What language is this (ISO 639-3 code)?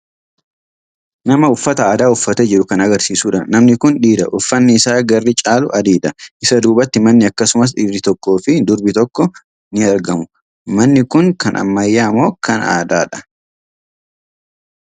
orm